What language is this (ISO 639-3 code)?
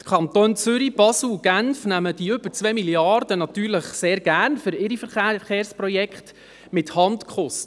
gsw